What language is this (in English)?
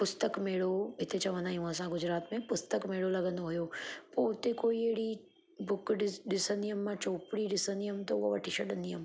Sindhi